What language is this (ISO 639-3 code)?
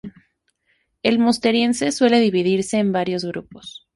spa